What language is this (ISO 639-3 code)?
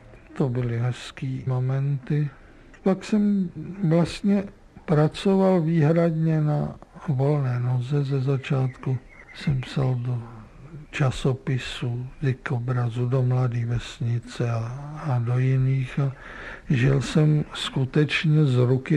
ces